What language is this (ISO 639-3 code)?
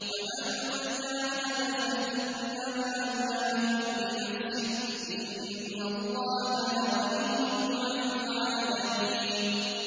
ara